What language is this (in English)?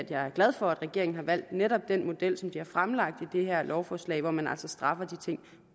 Danish